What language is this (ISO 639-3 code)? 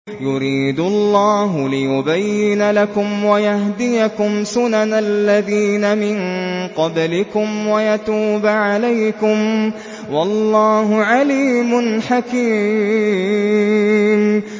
ara